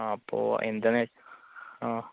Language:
Malayalam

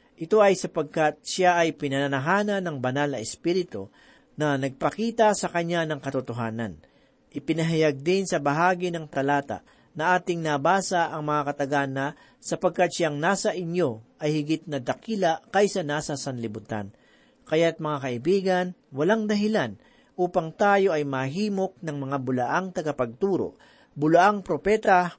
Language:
Filipino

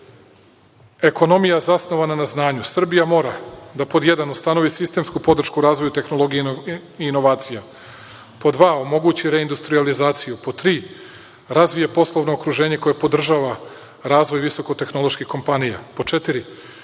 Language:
Serbian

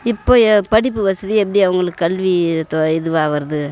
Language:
Tamil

